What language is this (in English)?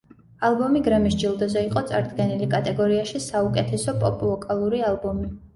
Georgian